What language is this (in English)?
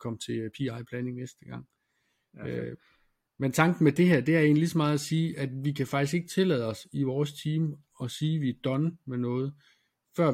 Danish